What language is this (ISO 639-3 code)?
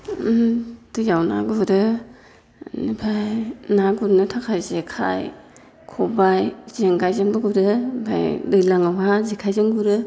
brx